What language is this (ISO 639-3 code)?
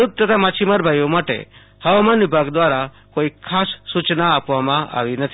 guj